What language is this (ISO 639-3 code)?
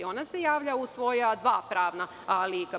srp